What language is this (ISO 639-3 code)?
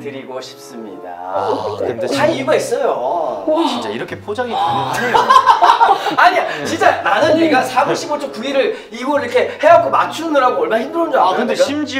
kor